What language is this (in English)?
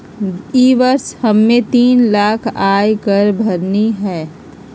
Magahi